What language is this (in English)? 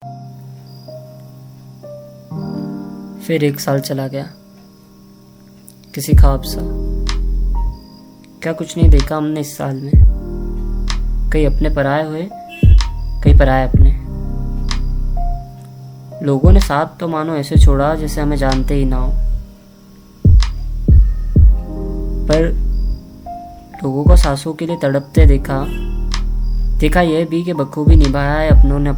Hindi